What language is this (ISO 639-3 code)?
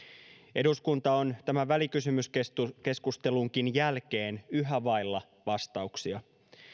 fin